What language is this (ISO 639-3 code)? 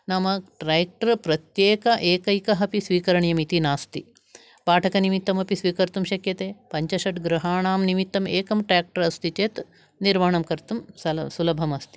san